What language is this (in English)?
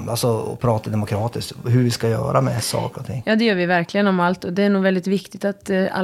Swedish